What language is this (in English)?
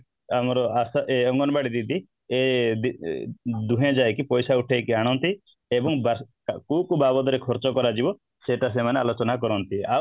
Odia